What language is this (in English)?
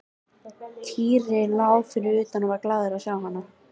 Icelandic